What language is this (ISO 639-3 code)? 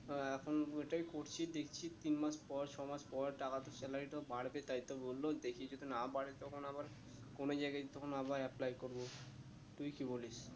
ben